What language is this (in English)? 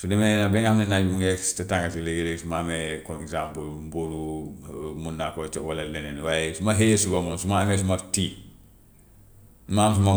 Gambian Wolof